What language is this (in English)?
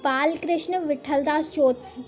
Sindhi